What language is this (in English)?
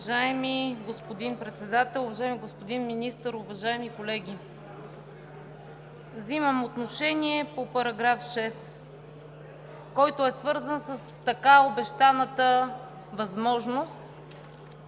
Bulgarian